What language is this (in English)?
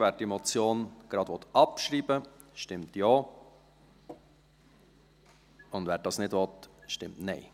Swiss German